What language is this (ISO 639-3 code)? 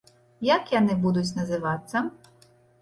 bel